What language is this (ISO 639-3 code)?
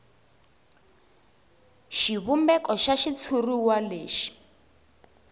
tso